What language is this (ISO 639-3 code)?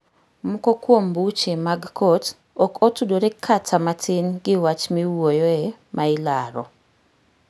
luo